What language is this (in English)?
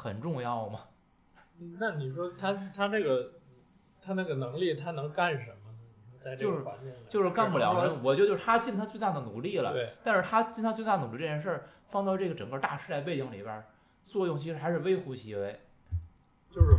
Chinese